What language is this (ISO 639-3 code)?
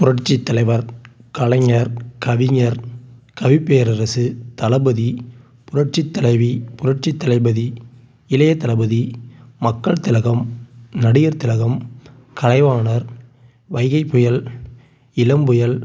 tam